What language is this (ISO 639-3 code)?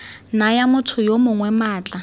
tsn